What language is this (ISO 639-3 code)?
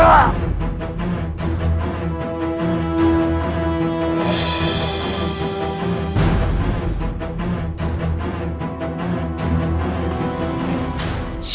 ind